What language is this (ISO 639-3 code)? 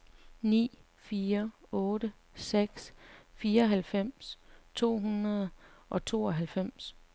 dan